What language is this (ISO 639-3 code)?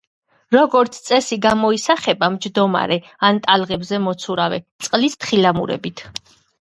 kat